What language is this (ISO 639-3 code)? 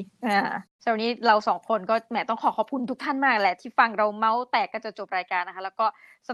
tha